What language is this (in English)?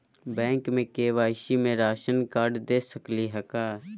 Magahi